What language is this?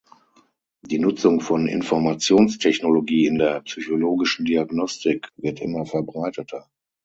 German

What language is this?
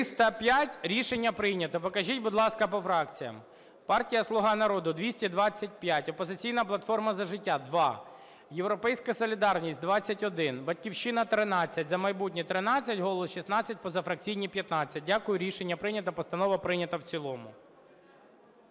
Ukrainian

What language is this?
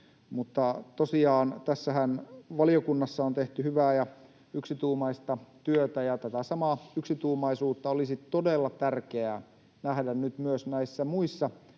Finnish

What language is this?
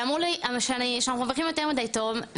Hebrew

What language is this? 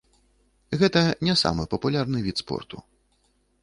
Belarusian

